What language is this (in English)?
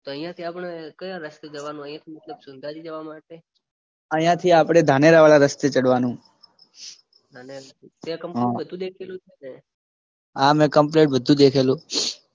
Gujarati